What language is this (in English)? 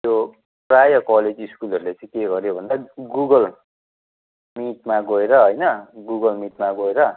Nepali